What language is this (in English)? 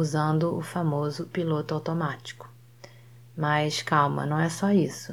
Portuguese